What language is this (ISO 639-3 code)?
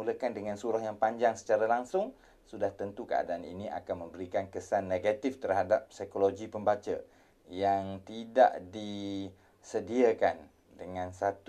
msa